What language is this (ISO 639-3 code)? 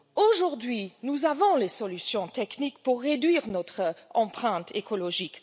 fra